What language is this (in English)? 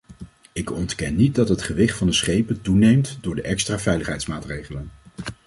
Dutch